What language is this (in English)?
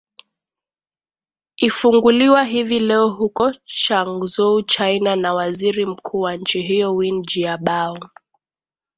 Swahili